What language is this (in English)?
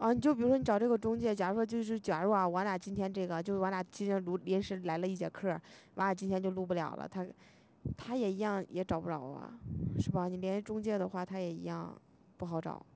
Chinese